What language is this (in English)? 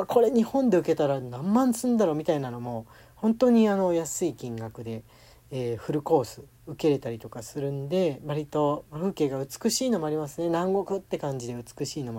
Japanese